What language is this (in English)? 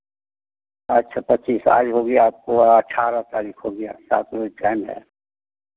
Hindi